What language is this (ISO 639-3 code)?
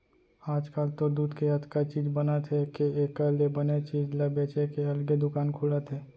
hne